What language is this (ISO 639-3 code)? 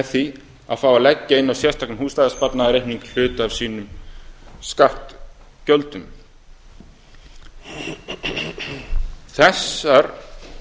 isl